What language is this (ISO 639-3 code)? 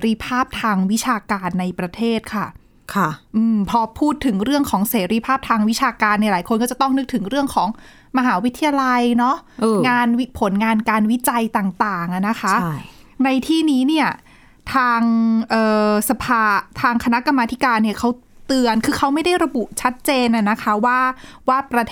tha